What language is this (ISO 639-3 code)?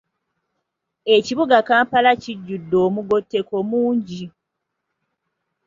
lug